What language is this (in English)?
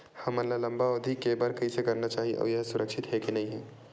Chhattisgarhi